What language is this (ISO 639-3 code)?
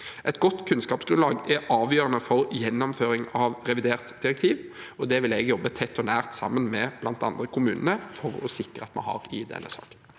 nor